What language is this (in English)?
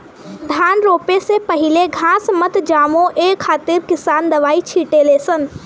Bhojpuri